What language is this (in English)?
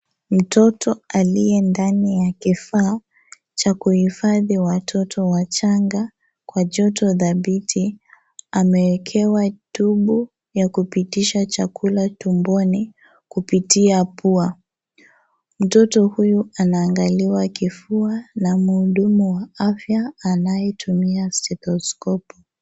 Swahili